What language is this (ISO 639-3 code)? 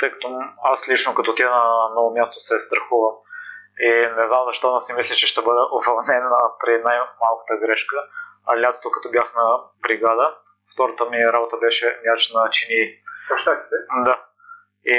bul